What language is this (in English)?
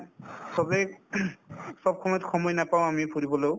Assamese